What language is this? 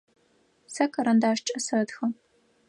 Adyghe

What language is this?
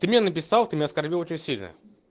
Russian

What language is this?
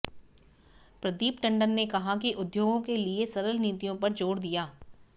Hindi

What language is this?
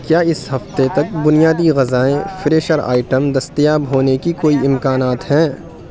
Urdu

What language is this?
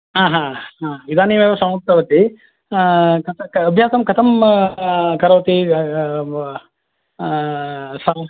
Sanskrit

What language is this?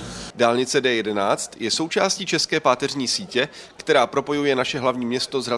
Czech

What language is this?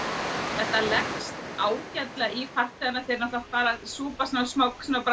Icelandic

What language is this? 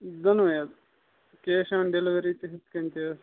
Kashmiri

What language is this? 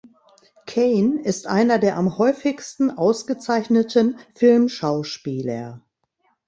German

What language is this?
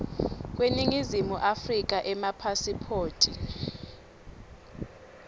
Swati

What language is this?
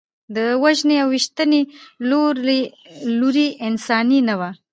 Pashto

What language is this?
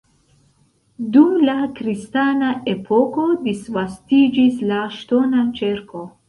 Esperanto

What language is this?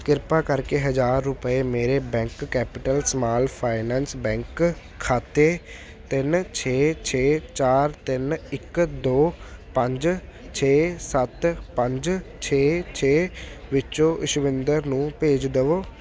Punjabi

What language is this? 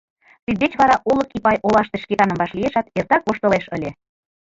Mari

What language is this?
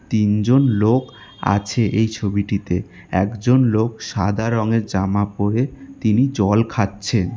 Bangla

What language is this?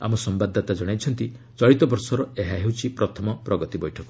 Odia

